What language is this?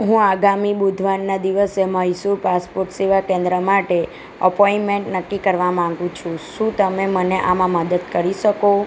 Gujarati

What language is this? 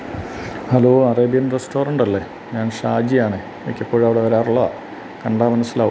Malayalam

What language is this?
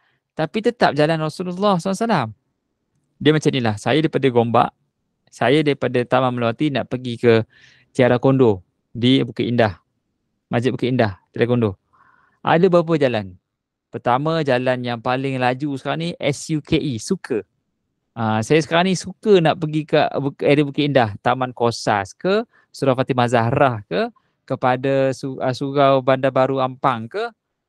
Malay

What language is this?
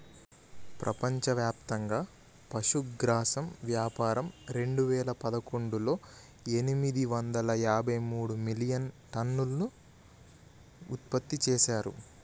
Telugu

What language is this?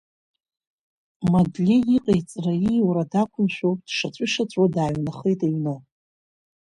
Abkhazian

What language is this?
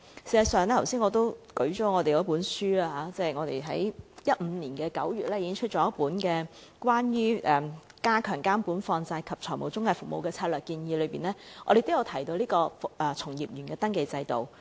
Cantonese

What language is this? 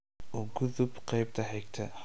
Somali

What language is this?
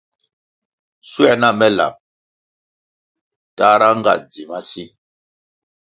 Kwasio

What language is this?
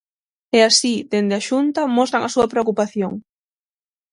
Galician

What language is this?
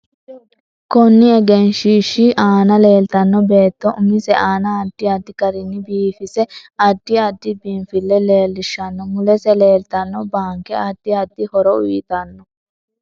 Sidamo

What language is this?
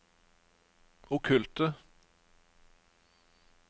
Norwegian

